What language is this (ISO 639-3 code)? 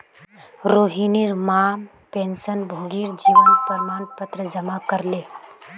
mag